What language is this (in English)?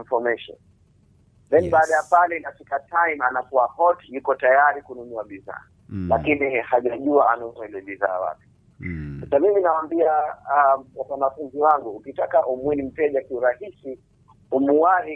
Swahili